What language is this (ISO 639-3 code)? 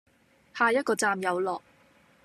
yue